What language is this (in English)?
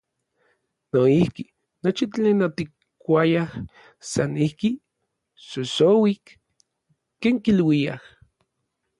Orizaba Nahuatl